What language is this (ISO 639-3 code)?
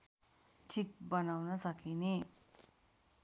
nep